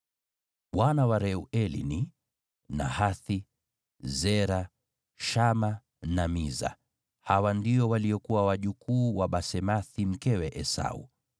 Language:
Swahili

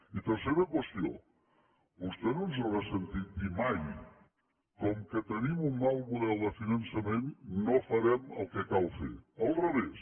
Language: Catalan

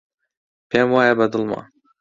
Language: Central Kurdish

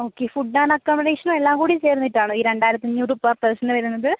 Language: Malayalam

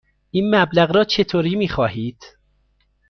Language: Persian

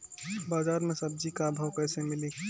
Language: Bhojpuri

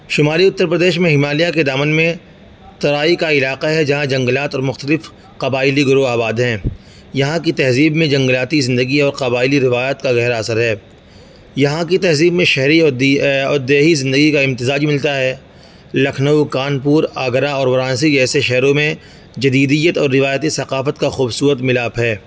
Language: Urdu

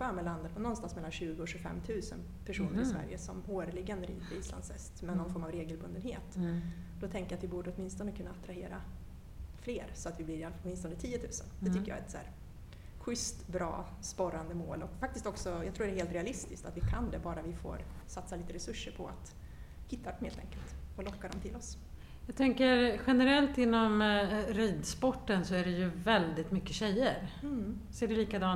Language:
Swedish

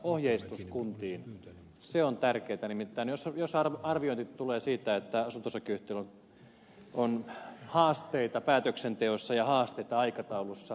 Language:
Finnish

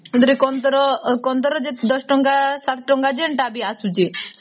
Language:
Odia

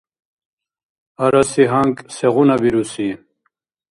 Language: Dargwa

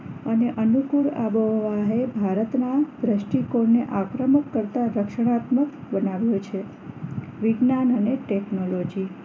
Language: Gujarati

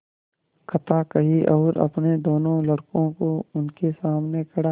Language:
Hindi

